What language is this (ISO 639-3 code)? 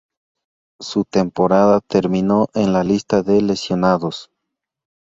spa